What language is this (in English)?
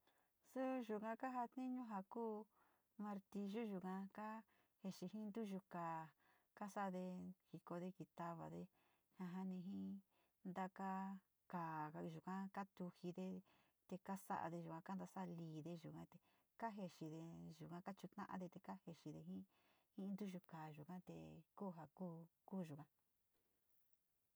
Sinicahua Mixtec